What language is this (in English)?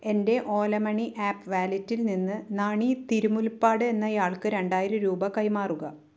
Malayalam